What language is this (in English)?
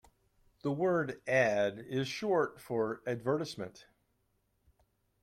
English